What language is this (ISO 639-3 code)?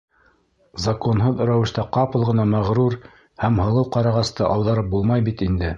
bak